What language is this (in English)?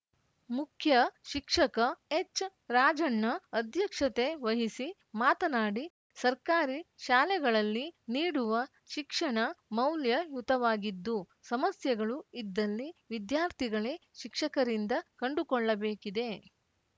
Kannada